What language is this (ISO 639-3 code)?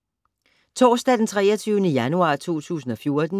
dan